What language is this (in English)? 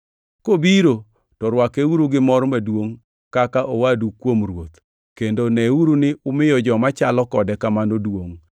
Luo (Kenya and Tanzania)